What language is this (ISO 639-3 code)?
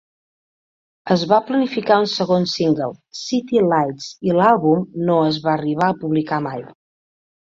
cat